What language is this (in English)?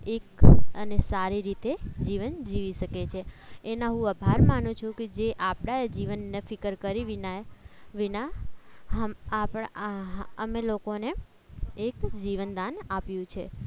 Gujarati